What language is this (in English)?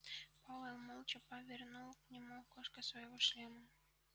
Russian